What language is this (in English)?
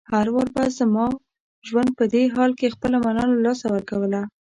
Pashto